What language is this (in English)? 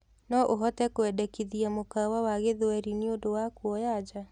Kikuyu